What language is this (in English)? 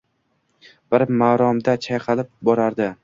Uzbek